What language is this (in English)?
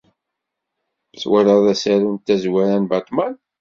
Kabyle